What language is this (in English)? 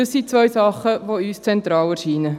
Swiss German